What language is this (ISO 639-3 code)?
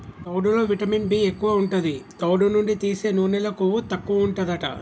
tel